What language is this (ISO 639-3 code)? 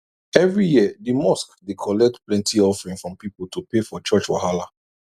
pcm